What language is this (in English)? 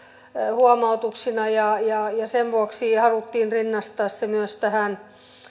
Finnish